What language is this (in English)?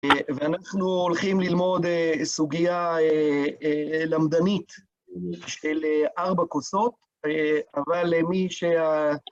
Hebrew